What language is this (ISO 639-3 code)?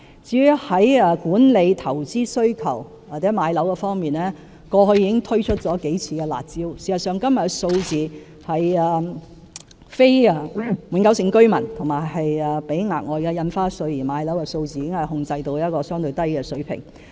yue